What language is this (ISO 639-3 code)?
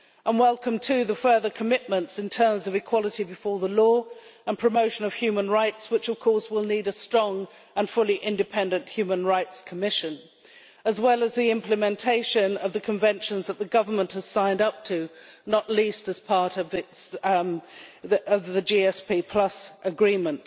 eng